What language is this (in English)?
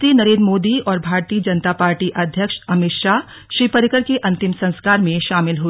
Hindi